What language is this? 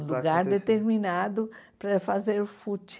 Portuguese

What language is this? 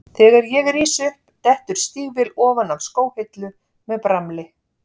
Icelandic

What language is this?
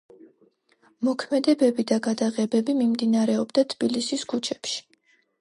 Georgian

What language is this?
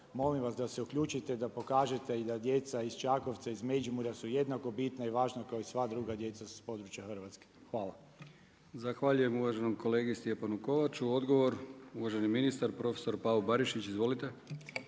Croatian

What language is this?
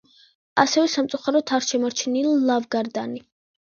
Georgian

